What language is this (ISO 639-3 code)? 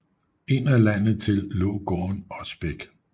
dan